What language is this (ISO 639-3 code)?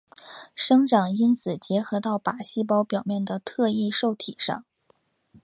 zho